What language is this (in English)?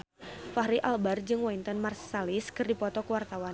Sundanese